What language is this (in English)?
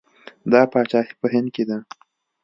Pashto